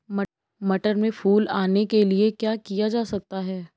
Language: Hindi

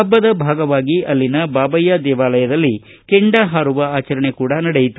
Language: Kannada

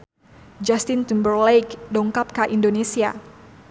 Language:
Sundanese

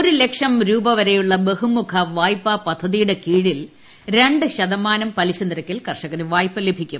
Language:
Malayalam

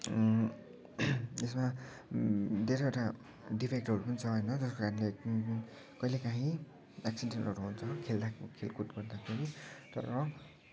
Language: Nepali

